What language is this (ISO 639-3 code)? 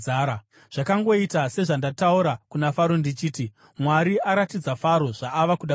sna